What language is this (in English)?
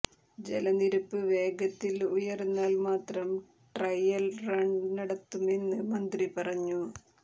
Malayalam